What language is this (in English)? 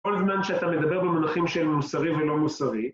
Hebrew